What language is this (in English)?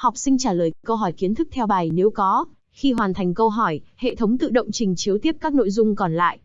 Vietnamese